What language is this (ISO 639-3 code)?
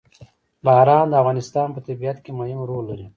pus